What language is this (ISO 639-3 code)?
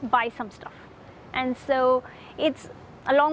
ind